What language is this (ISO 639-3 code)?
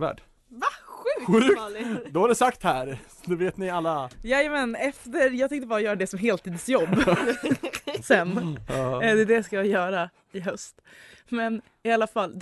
swe